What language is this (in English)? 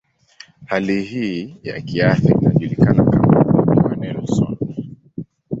Swahili